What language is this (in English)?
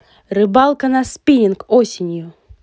Russian